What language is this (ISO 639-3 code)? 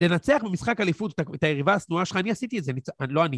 heb